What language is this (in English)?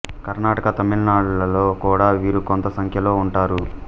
Telugu